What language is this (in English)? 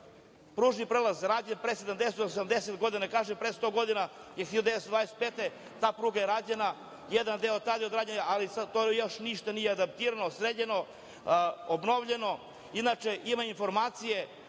Serbian